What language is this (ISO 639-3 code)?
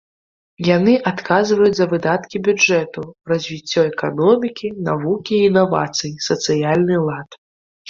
bel